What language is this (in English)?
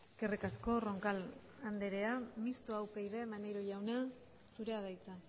Basque